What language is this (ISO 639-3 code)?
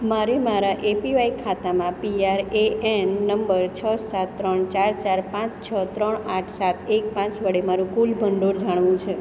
guj